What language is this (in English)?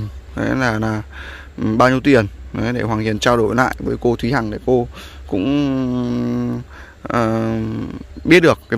Vietnamese